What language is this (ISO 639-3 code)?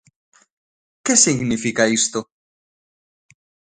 glg